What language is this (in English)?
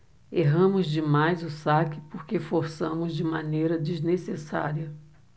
Portuguese